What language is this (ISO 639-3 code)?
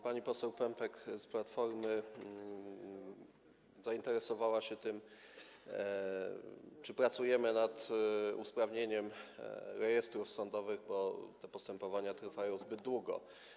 pol